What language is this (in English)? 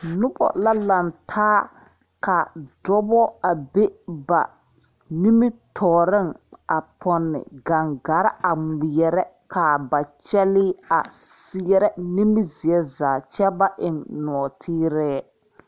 Southern Dagaare